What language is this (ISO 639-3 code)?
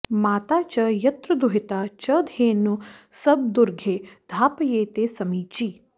san